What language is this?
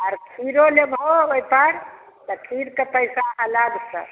Maithili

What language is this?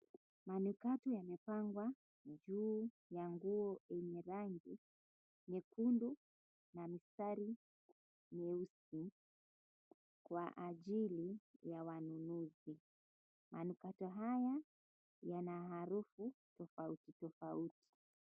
Swahili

